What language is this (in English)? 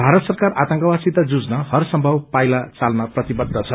Nepali